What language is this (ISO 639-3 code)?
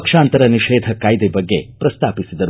kan